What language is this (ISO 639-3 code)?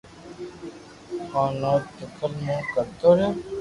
lrk